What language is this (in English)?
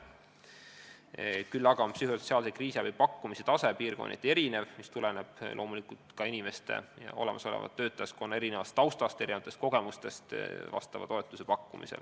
Estonian